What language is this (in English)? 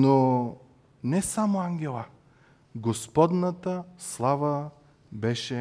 Bulgarian